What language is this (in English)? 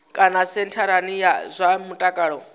Venda